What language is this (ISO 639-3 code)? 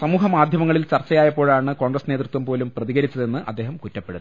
mal